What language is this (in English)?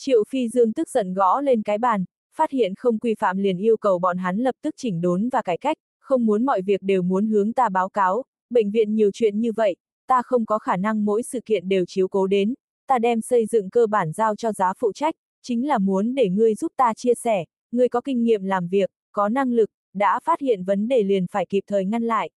Vietnamese